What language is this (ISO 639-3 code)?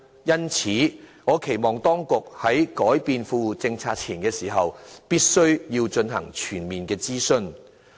yue